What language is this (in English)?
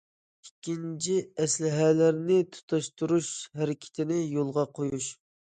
Uyghur